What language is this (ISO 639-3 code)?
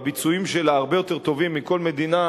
heb